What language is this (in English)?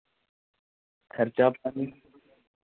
Dogri